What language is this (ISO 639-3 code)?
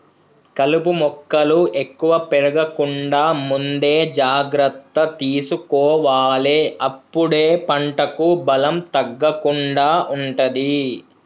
tel